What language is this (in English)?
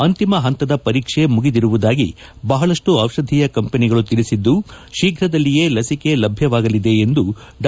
Kannada